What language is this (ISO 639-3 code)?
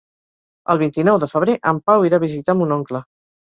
cat